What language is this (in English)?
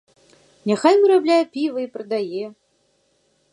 Belarusian